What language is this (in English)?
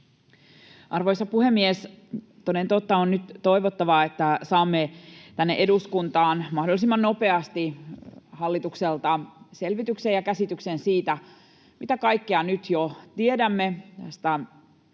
Finnish